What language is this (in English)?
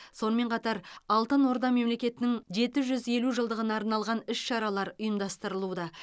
Kazakh